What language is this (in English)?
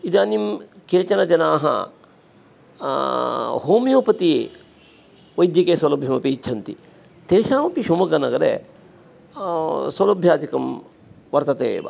Sanskrit